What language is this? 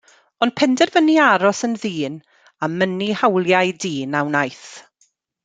Welsh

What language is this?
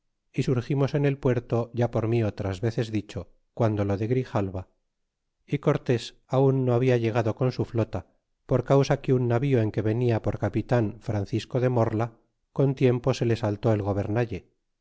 Spanish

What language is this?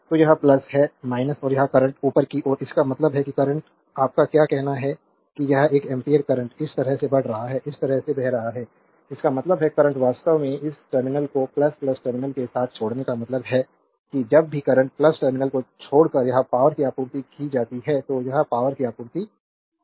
Hindi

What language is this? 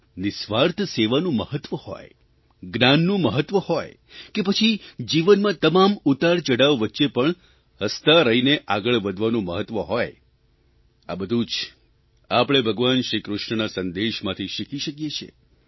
Gujarati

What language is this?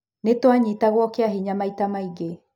Kikuyu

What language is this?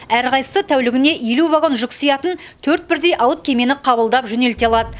Kazakh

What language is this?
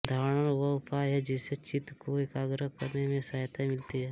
Hindi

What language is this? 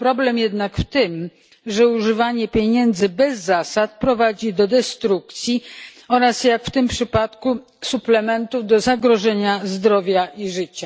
Polish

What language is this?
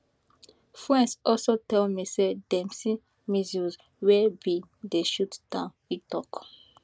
Nigerian Pidgin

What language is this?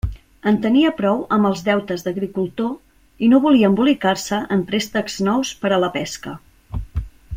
Catalan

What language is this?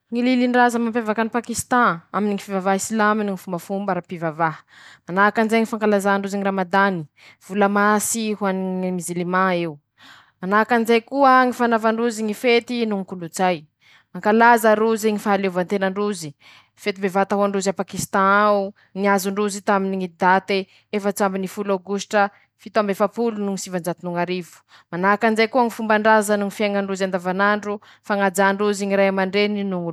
Masikoro Malagasy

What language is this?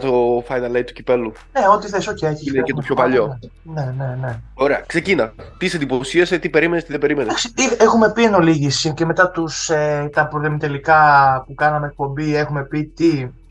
Greek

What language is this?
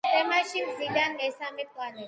Georgian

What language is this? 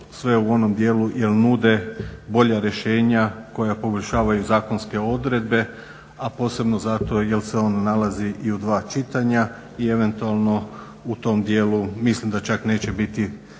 Croatian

